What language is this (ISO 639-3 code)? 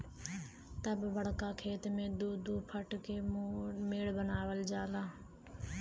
bho